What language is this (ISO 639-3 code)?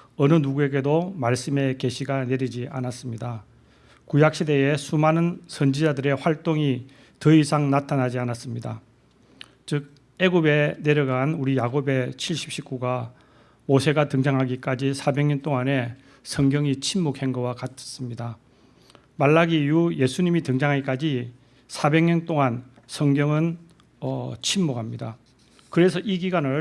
kor